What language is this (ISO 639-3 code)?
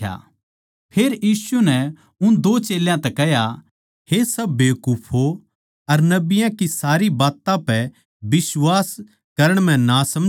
bgc